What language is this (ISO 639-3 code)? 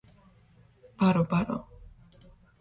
kat